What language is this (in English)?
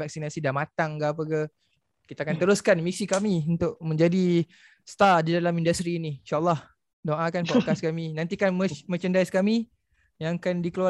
Malay